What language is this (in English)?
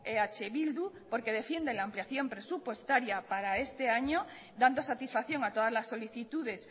Spanish